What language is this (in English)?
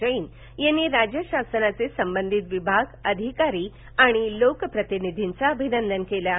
Marathi